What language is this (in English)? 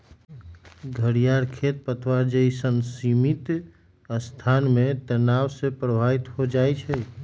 Magahi